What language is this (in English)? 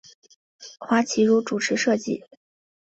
Chinese